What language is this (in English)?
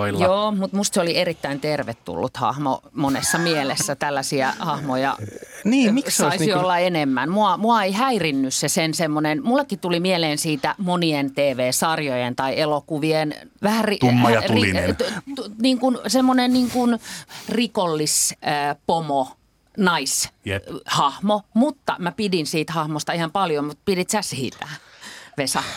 Finnish